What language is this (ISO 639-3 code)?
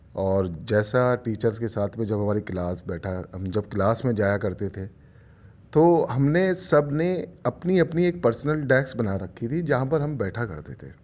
urd